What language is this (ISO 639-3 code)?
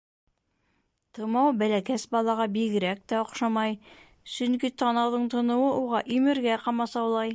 bak